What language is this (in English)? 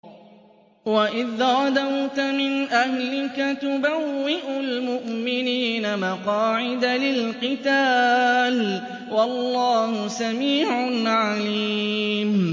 Arabic